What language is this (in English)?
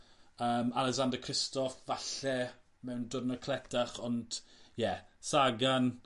Welsh